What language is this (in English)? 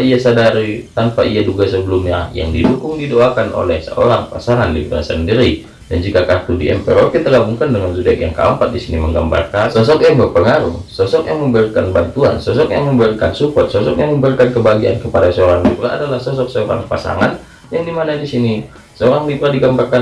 Indonesian